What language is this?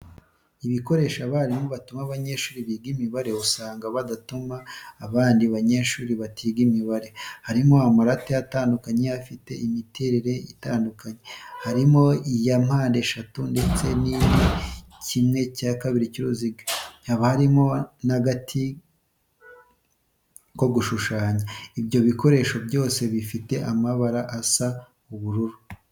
Kinyarwanda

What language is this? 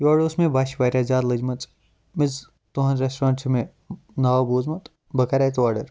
Kashmiri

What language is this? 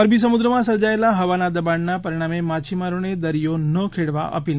Gujarati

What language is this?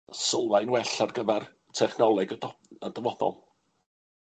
Welsh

